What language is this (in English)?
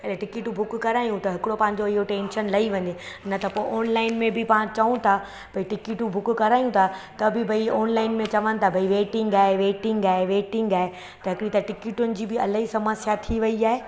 Sindhi